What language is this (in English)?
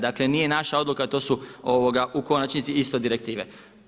Croatian